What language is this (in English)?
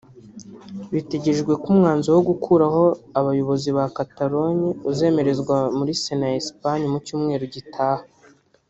Kinyarwanda